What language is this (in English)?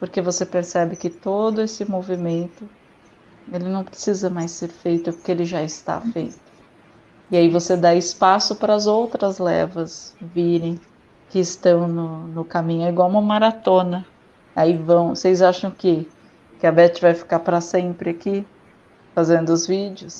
Portuguese